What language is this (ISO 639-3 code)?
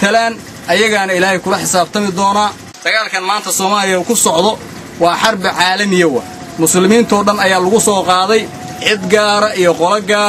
ara